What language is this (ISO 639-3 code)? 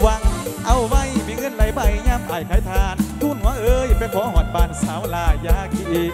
tha